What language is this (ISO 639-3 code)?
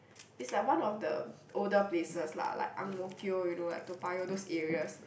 eng